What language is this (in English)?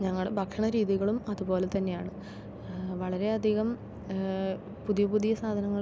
Malayalam